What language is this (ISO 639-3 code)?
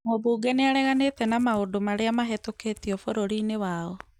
kik